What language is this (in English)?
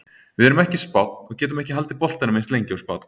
Icelandic